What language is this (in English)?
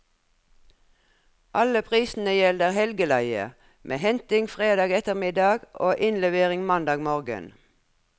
Norwegian